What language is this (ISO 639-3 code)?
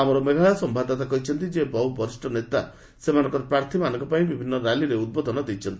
ori